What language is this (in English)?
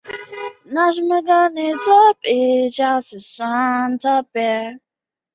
Chinese